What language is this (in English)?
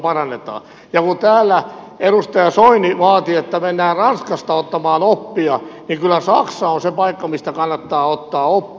Finnish